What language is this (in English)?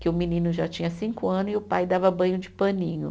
Portuguese